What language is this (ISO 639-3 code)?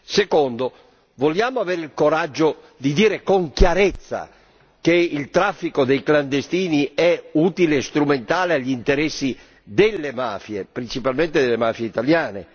ita